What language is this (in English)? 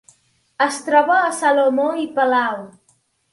Catalan